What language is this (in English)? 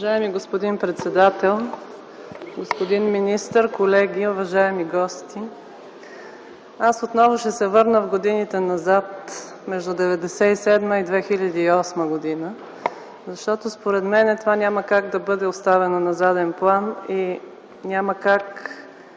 Bulgarian